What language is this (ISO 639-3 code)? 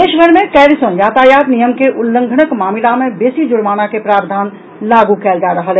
mai